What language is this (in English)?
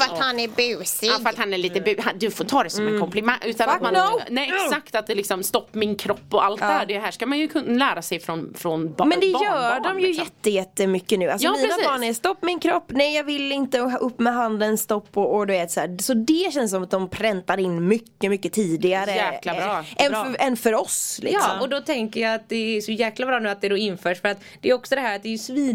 Swedish